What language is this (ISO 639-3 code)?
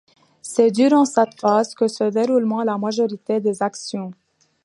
fra